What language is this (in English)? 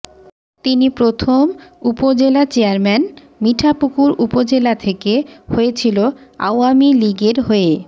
Bangla